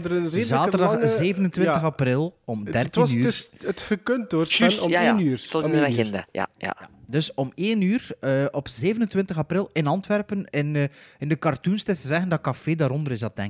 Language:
Dutch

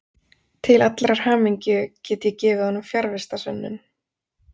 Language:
Icelandic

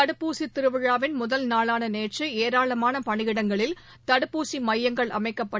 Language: Tamil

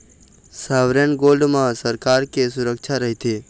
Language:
Chhattisgarhi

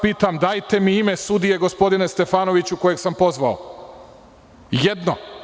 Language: Serbian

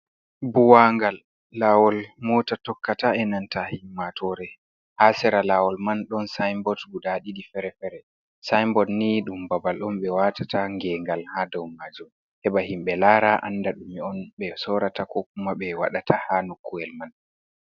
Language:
Fula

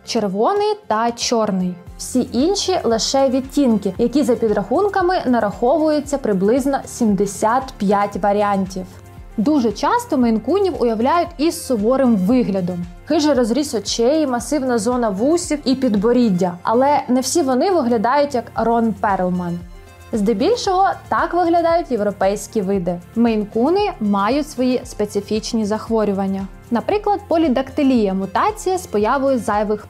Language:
Ukrainian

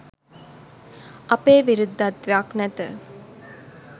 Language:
Sinhala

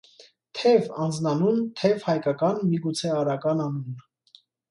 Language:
Armenian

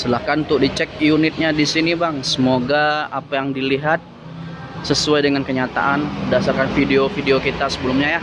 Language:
Indonesian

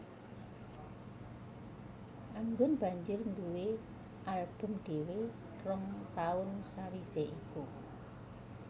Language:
Javanese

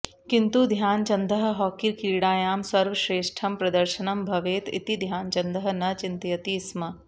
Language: Sanskrit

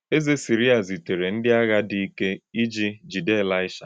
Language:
Igbo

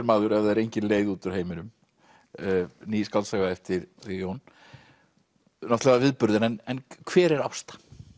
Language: Icelandic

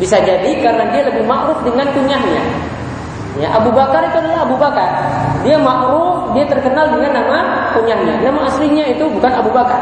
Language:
Indonesian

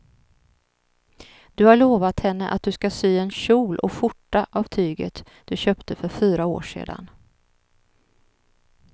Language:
Swedish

